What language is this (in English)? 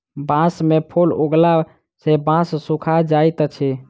Maithili